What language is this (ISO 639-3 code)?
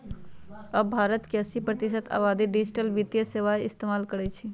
mag